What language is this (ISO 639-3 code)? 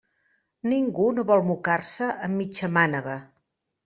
cat